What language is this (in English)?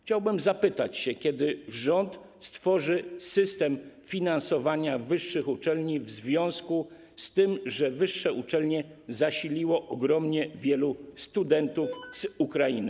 Polish